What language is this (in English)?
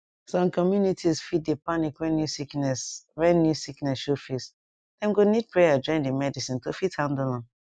Nigerian Pidgin